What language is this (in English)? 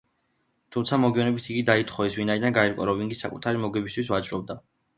Georgian